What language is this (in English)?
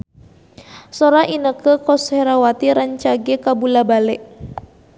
Sundanese